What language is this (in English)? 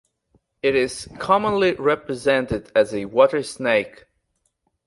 English